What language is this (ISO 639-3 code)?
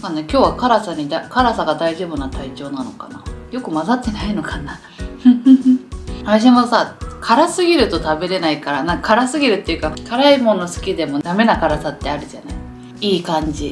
jpn